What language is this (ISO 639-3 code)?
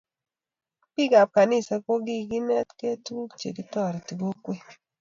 kln